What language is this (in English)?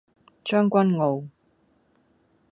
Cantonese